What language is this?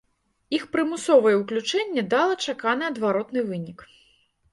Belarusian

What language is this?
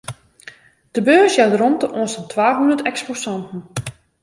Western Frisian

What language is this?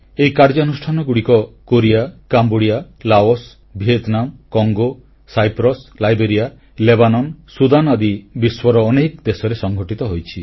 Odia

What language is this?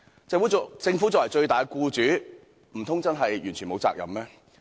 Cantonese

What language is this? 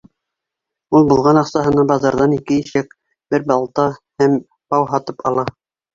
Bashkir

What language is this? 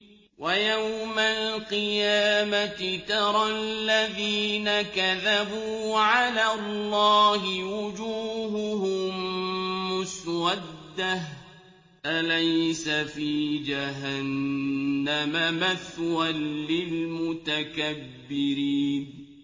Arabic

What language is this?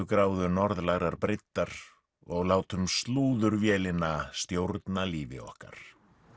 Icelandic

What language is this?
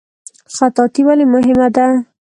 Pashto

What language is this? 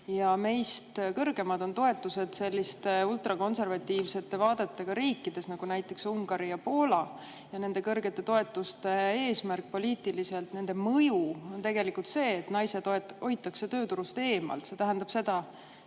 Estonian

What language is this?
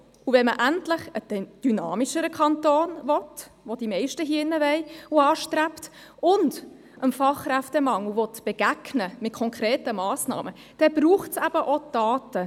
Swiss German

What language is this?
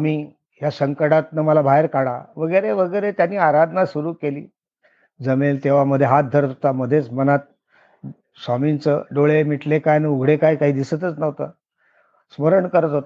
Marathi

